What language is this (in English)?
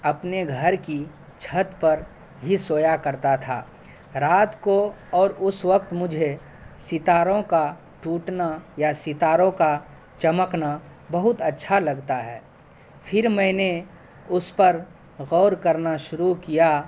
Urdu